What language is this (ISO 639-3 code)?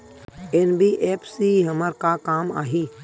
hne